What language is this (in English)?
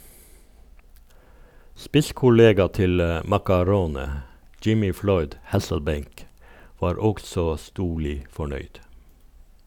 Norwegian